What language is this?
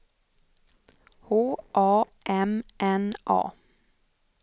Swedish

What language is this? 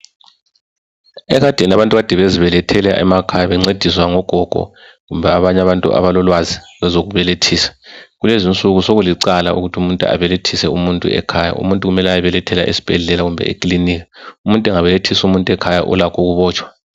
North Ndebele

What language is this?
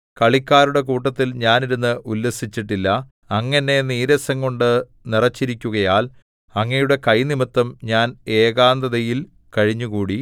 Malayalam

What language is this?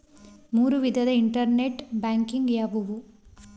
Kannada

